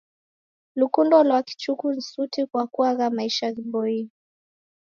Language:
Taita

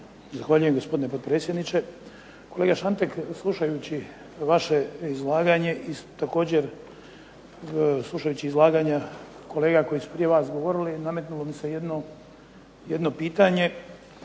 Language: Croatian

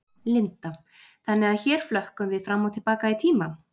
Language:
Icelandic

